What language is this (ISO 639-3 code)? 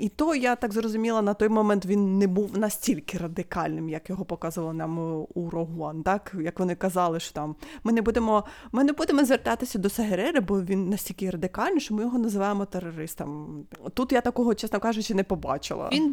ukr